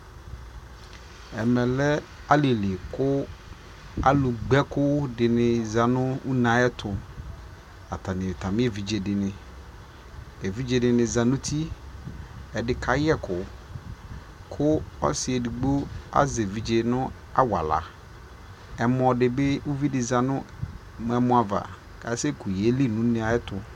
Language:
Ikposo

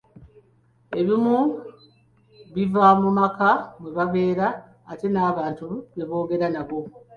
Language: Ganda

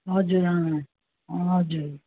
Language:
Nepali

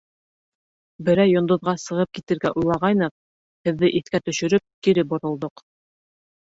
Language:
Bashkir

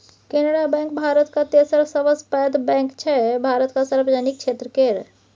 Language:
Maithili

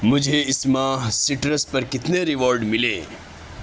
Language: Urdu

